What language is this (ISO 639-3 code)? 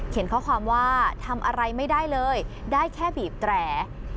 tha